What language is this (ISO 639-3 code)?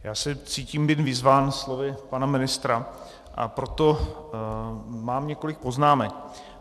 ces